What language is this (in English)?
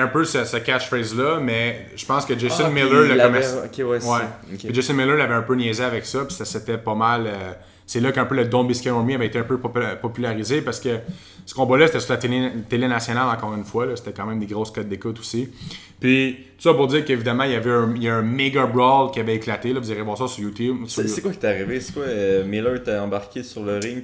French